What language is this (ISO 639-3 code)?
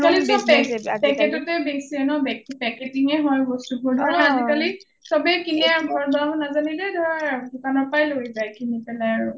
asm